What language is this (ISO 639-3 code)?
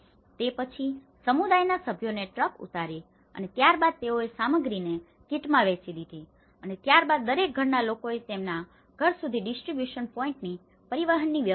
guj